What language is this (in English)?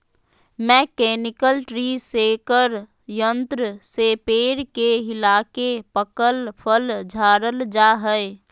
Magahi